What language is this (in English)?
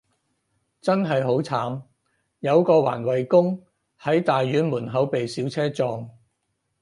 Cantonese